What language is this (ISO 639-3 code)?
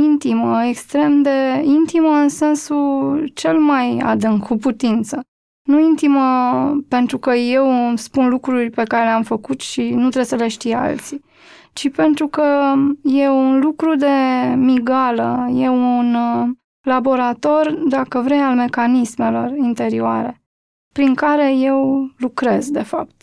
ron